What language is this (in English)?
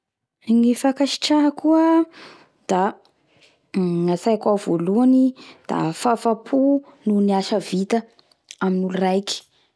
Bara Malagasy